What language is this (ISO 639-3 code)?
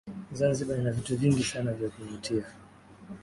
swa